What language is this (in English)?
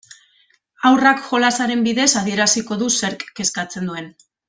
Basque